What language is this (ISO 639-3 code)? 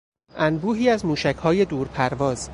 fas